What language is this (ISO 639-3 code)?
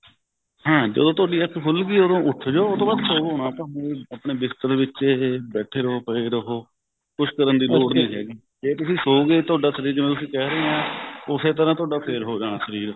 pan